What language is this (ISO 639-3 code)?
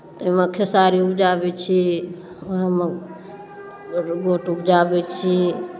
mai